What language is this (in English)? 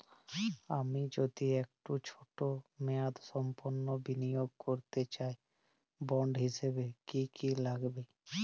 Bangla